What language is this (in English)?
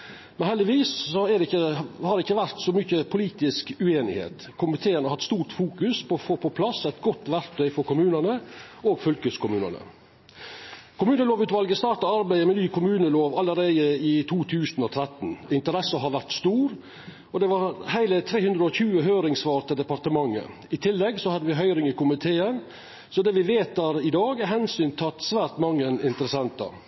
Norwegian Nynorsk